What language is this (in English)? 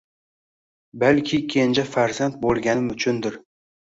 Uzbek